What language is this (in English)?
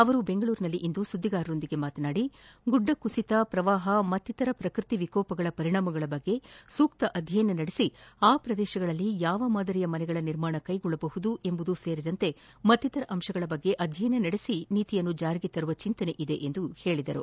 Kannada